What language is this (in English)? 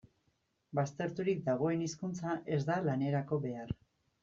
Basque